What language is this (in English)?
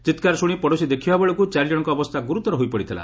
Odia